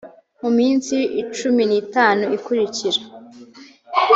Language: Kinyarwanda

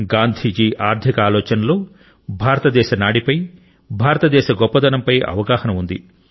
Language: Telugu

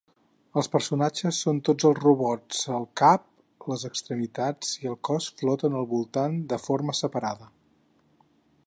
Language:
Catalan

